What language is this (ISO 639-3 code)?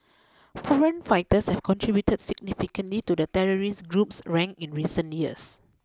eng